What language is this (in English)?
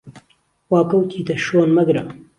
Central Kurdish